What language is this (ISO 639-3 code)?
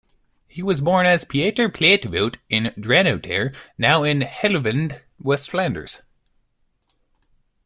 eng